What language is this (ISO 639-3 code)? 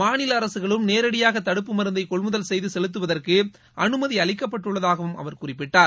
tam